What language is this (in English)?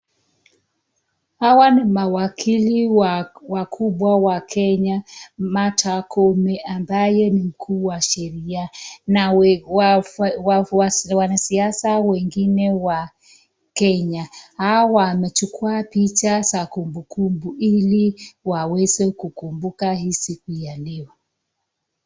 Swahili